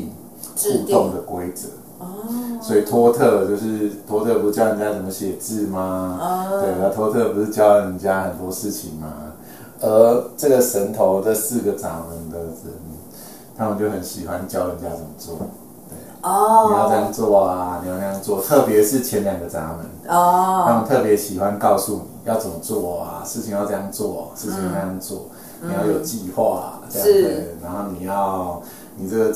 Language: Chinese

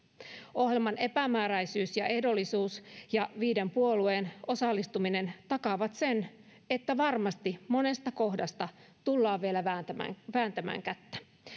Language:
Finnish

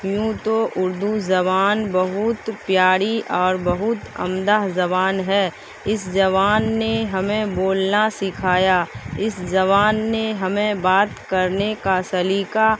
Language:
Urdu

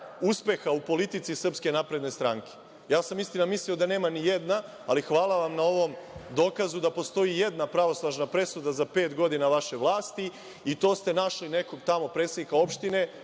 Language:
Serbian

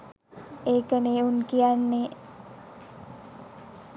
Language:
Sinhala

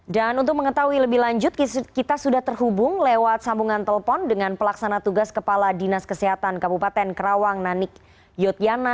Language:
Indonesian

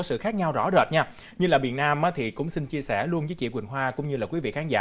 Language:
Vietnamese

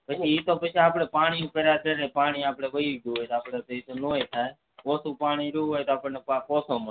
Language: Gujarati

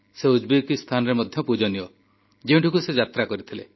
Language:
Odia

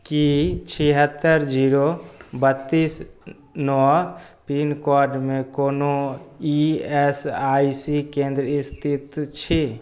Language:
Maithili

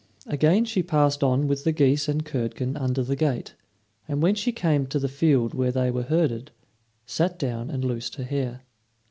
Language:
English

